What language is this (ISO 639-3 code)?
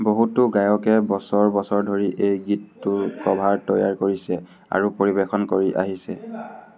asm